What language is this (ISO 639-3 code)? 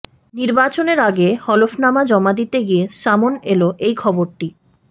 ben